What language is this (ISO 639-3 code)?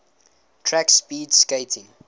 eng